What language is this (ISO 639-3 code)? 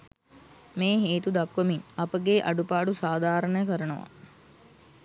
sin